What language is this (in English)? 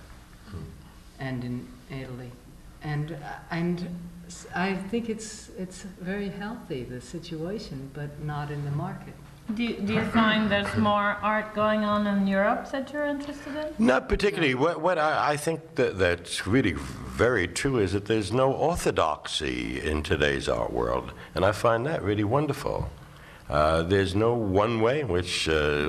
English